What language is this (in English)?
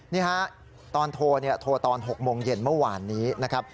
Thai